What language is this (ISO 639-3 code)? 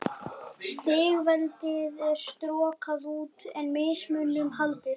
isl